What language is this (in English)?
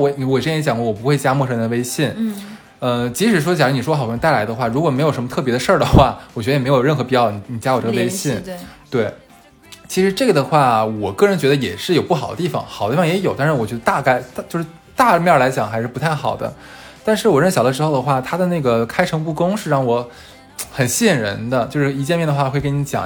Chinese